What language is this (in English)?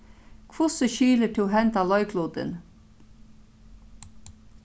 Faroese